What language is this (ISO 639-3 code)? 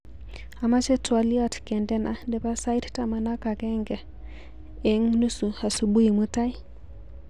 kln